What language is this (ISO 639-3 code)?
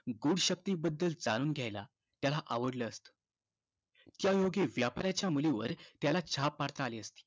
mar